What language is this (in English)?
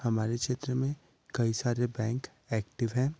Hindi